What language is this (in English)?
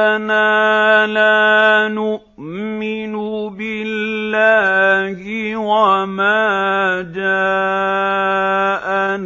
Arabic